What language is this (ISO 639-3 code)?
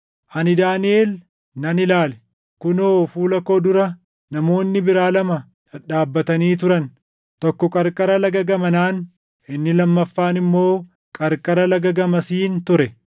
orm